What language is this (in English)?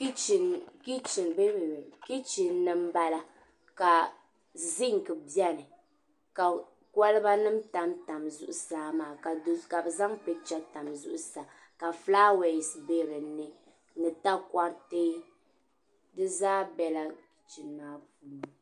Dagbani